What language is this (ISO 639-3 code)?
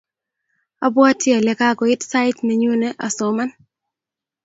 kln